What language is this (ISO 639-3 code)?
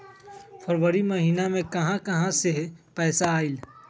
mag